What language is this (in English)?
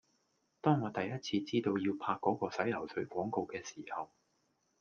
Cantonese